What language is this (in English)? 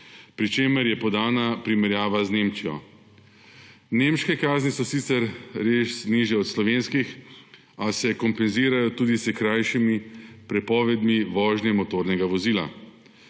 Slovenian